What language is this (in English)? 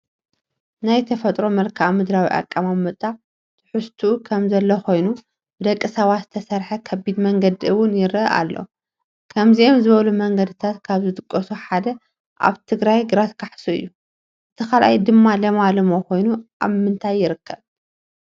Tigrinya